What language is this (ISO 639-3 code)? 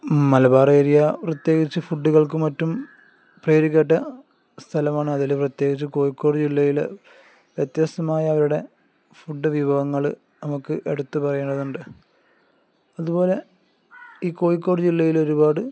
mal